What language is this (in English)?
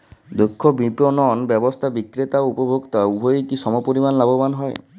Bangla